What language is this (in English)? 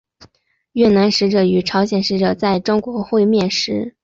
Chinese